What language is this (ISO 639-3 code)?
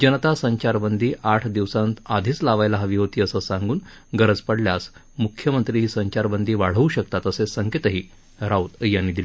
mar